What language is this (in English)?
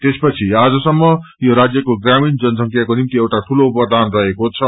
Nepali